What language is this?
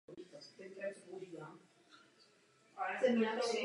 Czech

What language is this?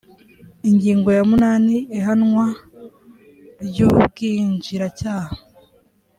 Kinyarwanda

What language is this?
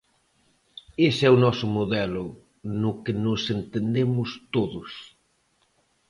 Galician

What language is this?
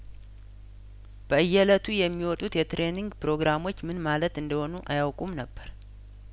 Amharic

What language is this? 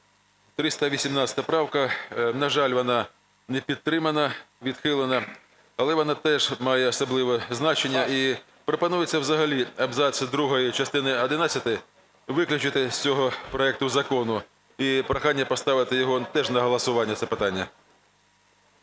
Ukrainian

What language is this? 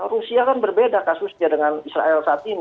Indonesian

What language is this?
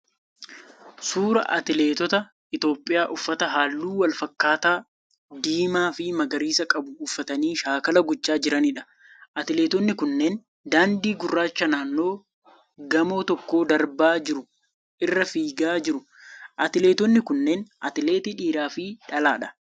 Oromo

